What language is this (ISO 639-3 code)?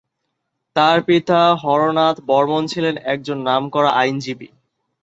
ben